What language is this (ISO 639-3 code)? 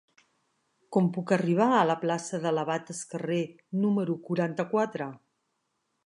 cat